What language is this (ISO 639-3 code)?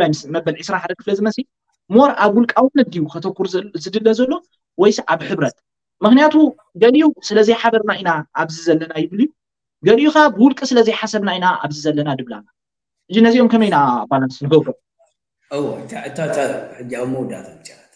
ara